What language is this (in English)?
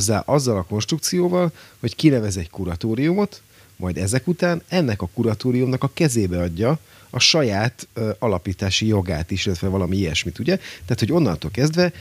Hungarian